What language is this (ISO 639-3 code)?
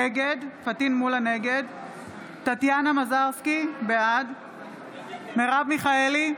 heb